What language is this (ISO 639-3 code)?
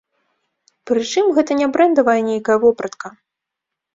bel